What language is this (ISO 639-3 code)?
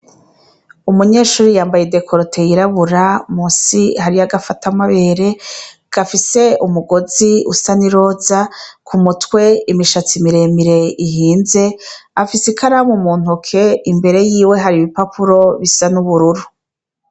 run